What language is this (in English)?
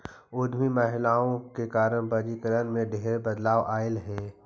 Magahi